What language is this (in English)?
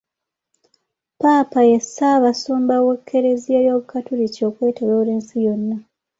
Ganda